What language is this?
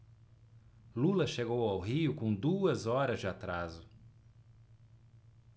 Portuguese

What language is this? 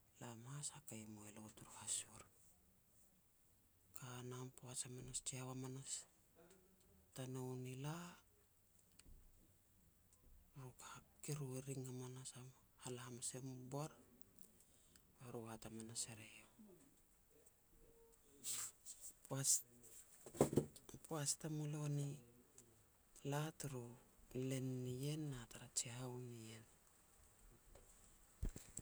Petats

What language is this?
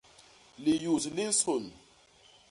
Basaa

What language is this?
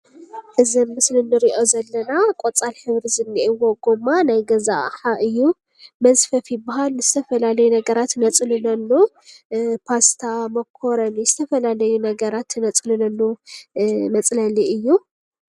Tigrinya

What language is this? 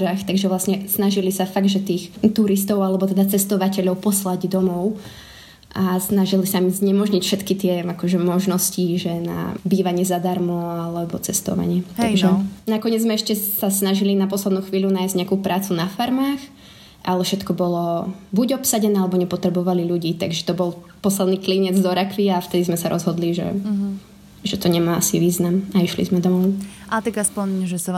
Slovak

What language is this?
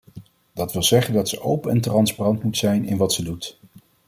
Dutch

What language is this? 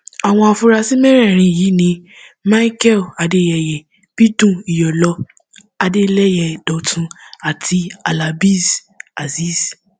Yoruba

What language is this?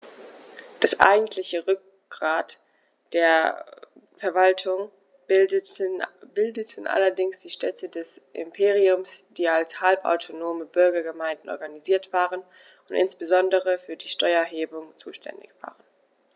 German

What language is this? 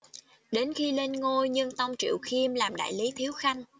Vietnamese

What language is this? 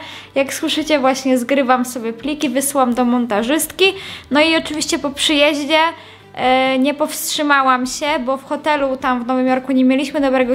Polish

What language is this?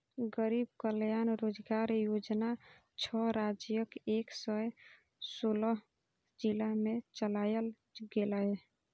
Maithili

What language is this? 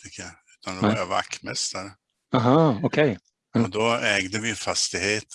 Swedish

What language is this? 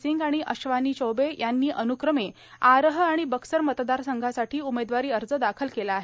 Marathi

